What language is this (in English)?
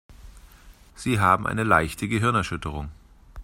German